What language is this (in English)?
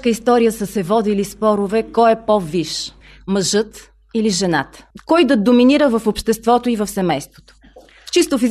Bulgarian